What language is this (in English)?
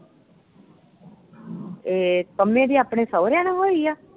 Punjabi